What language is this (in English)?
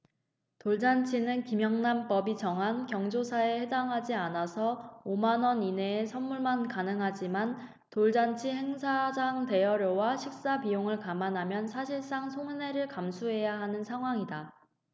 Korean